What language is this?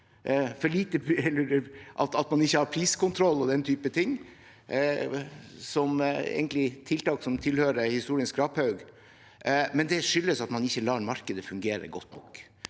Norwegian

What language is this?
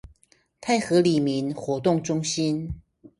Chinese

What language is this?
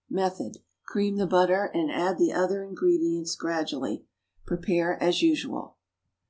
English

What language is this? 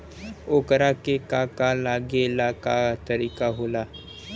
Bhojpuri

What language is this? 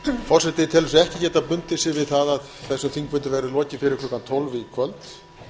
Icelandic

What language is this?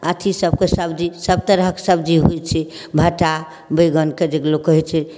Maithili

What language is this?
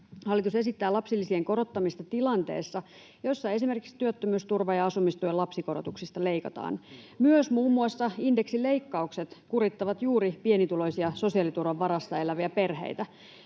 Finnish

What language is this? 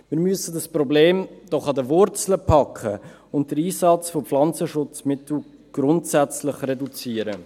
Swiss German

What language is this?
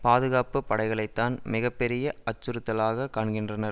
Tamil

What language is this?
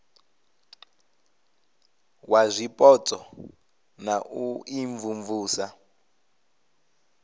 Venda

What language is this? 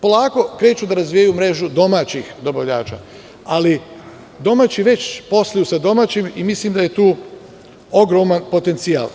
Serbian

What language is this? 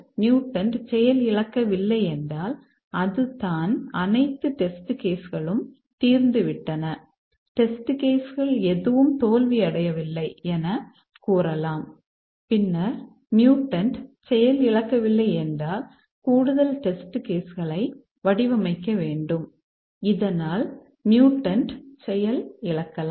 Tamil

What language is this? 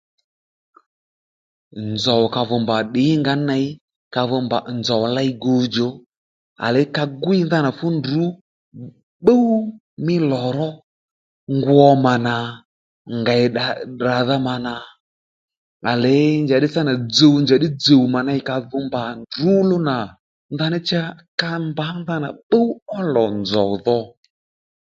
Lendu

